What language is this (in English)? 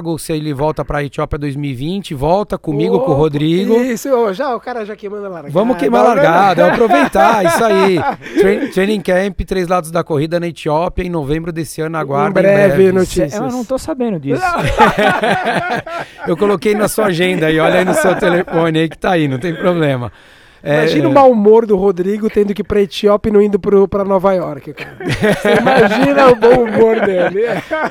Portuguese